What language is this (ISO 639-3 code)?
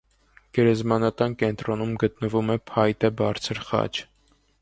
hye